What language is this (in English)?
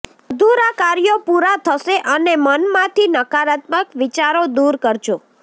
Gujarati